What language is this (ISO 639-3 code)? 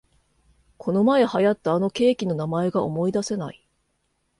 jpn